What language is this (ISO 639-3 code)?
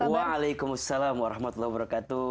ind